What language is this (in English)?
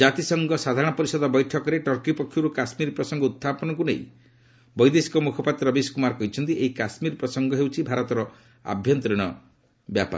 Odia